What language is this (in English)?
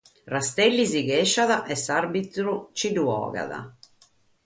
Sardinian